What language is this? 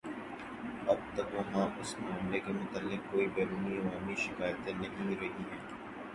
Urdu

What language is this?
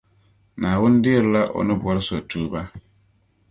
Dagbani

